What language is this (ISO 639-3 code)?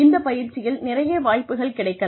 tam